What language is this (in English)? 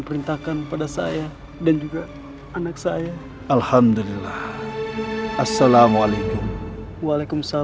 Indonesian